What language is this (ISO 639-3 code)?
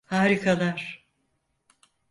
tur